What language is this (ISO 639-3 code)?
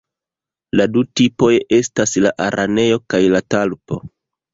epo